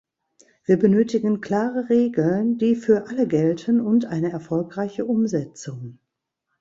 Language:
German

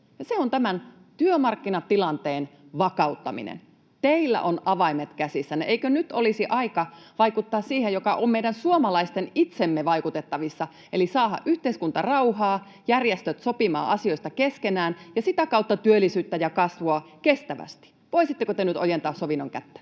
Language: Finnish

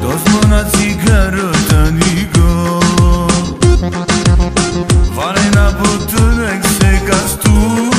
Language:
Romanian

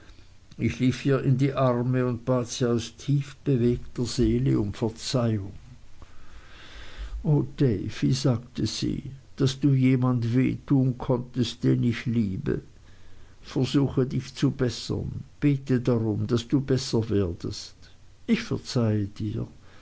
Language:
German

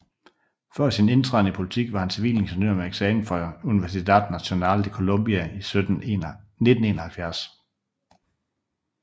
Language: Danish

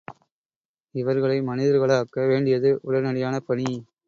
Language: Tamil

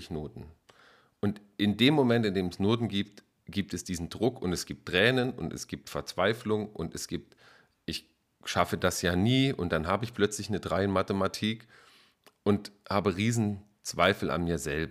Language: German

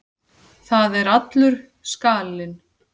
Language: Icelandic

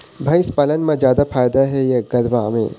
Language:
Chhattisgarhi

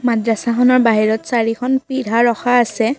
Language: Assamese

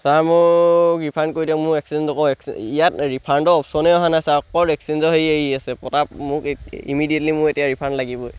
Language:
Assamese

